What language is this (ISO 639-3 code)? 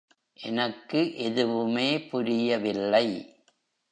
tam